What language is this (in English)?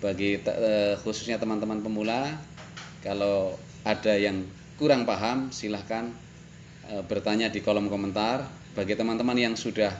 Indonesian